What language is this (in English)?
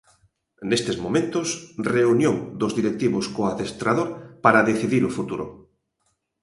Galician